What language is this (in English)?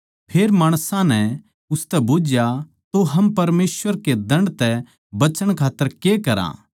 Haryanvi